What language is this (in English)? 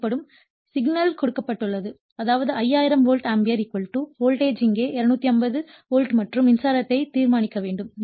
Tamil